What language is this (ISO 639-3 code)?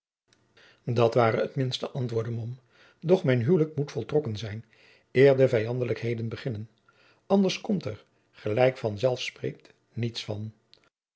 nld